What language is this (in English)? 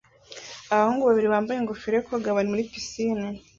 Kinyarwanda